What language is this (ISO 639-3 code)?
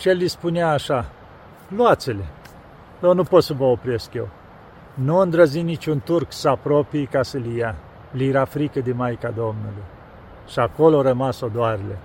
ron